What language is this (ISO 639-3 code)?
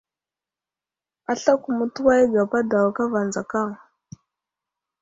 udl